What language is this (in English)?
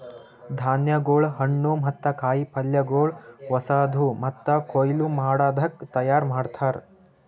Kannada